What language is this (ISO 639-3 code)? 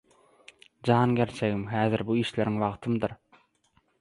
tuk